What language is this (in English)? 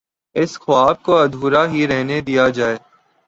Urdu